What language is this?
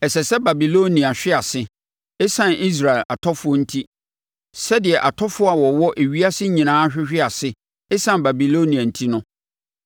Akan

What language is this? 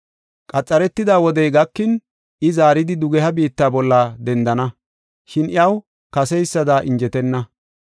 Gofa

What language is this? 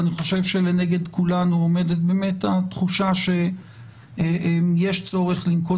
Hebrew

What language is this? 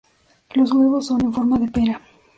Spanish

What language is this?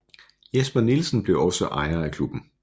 Danish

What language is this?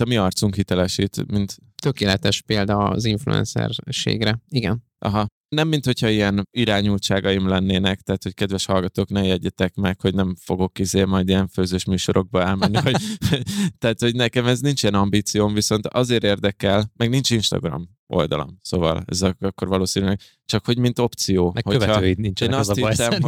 Hungarian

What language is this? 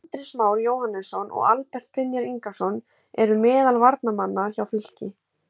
Icelandic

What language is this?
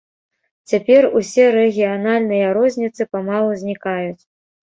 Belarusian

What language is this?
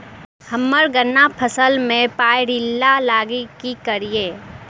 Maithili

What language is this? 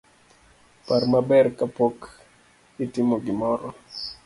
Luo (Kenya and Tanzania)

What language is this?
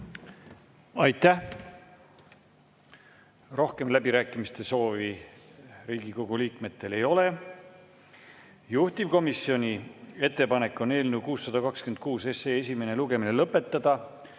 Estonian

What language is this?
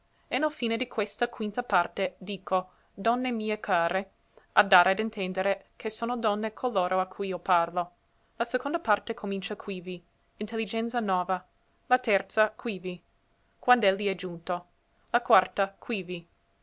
Italian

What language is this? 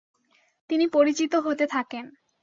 Bangla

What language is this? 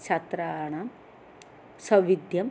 Sanskrit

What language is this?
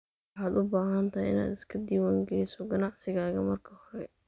Somali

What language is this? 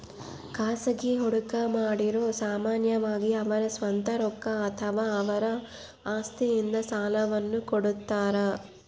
Kannada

